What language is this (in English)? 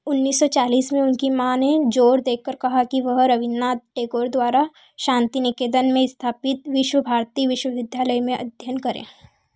Hindi